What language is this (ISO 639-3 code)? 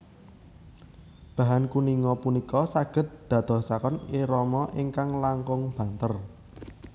jav